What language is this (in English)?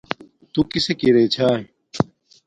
Domaaki